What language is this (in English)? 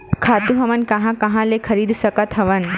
Chhattisgarhi